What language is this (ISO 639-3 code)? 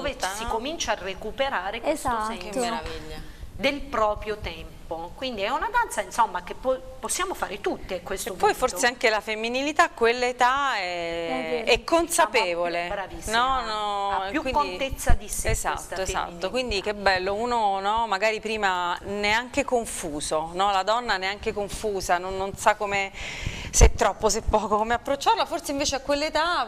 ita